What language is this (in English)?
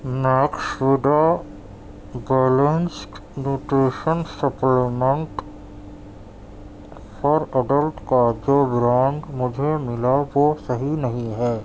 Urdu